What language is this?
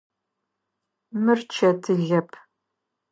Adyghe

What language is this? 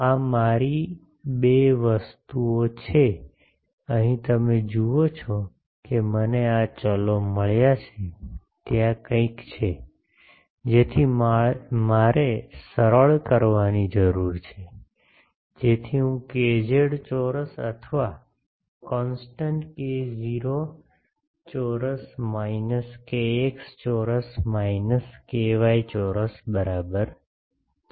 Gujarati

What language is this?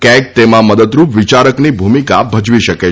Gujarati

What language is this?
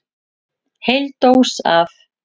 Icelandic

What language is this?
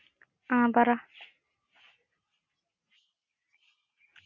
Malayalam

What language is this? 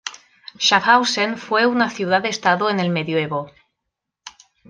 Spanish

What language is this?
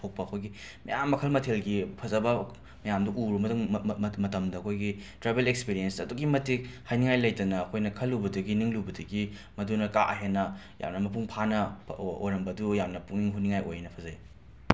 Manipuri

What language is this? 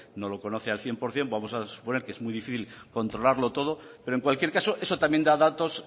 Spanish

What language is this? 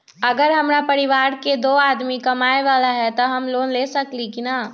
Magahi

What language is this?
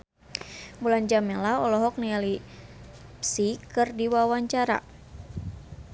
Sundanese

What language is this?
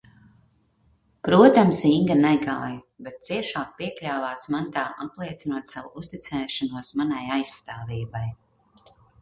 Latvian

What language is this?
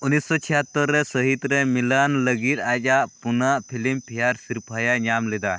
Santali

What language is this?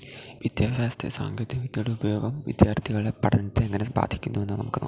Malayalam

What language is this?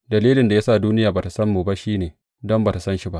Hausa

